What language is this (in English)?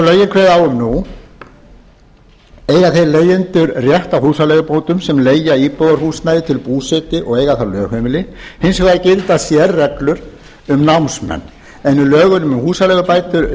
Icelandic